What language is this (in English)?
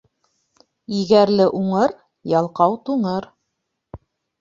Bashkir